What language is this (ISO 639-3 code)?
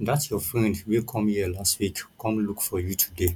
pcm